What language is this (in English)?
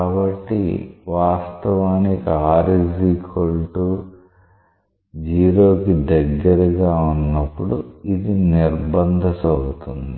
Telugu